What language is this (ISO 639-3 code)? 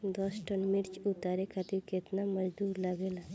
bho